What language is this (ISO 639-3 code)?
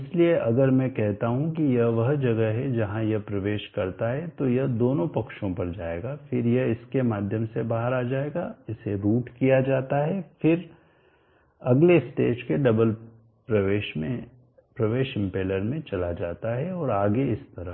hin